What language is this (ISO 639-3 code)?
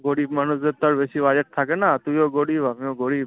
ben